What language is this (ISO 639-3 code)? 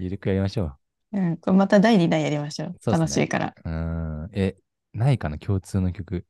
jpn